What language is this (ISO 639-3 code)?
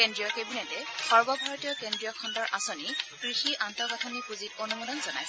asm